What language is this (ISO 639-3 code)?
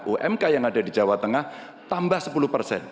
ind